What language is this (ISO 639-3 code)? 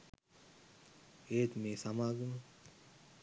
sin